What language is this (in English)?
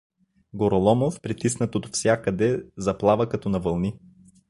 Bulgarian